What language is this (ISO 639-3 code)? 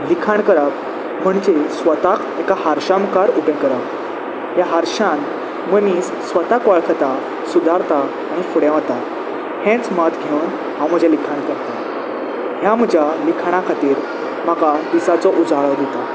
kok